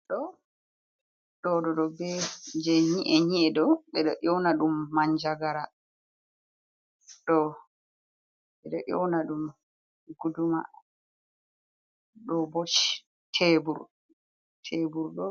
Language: Fula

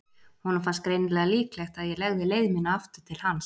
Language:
Icelandic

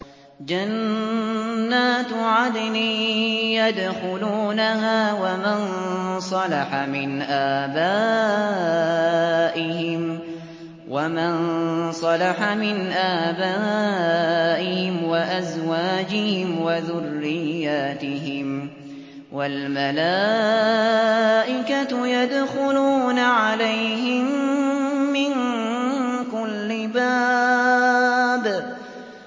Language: Arabic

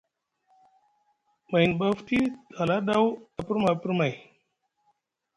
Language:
Musgu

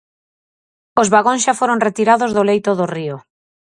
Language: Galician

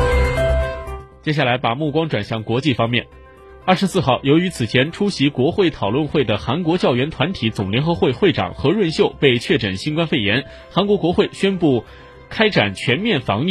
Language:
Chinese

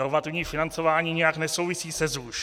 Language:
Czech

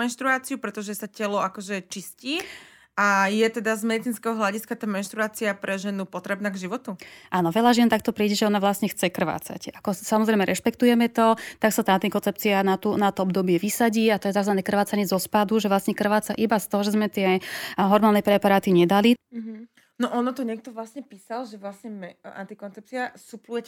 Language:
Slovak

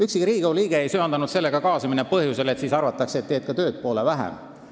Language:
Estonian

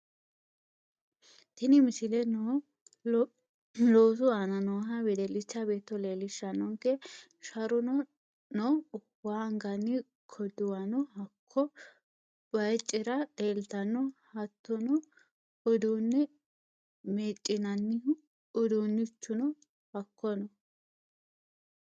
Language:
Sidamo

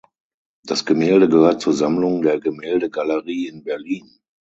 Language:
German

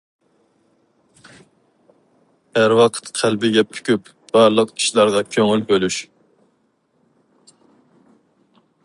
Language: Uyghur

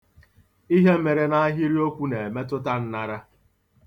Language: Igbo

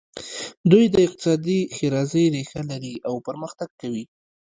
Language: Pashto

